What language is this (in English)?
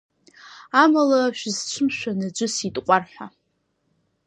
Abkhazian